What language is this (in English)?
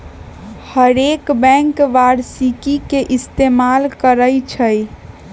Magahi